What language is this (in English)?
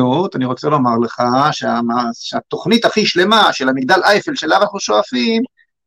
Hebrew